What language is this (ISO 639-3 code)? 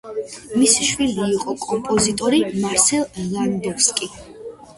kat